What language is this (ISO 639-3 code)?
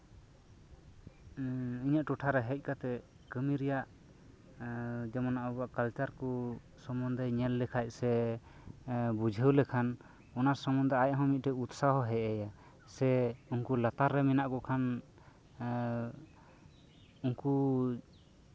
sat